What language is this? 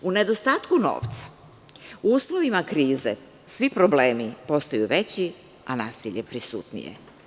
Serbian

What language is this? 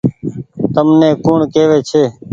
Goaria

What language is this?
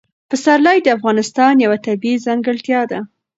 Pashto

